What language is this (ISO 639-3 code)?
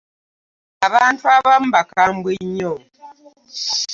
lug